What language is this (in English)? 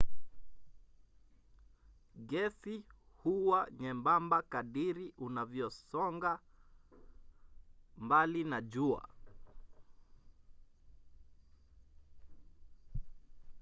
Swahili